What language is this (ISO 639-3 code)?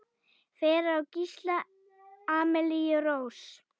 isl